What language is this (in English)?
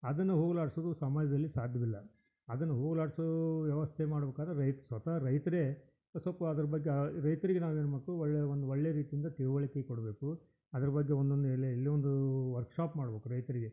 Kannada